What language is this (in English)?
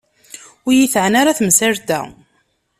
Kabyle